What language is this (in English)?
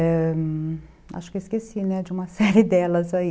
Portuguese